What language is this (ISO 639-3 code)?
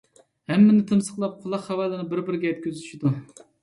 uig